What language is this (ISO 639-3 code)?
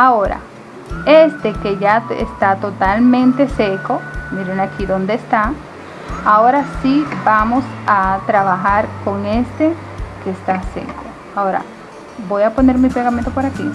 spa